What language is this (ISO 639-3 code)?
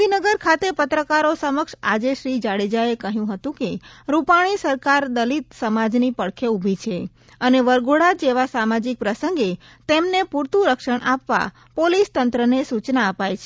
guj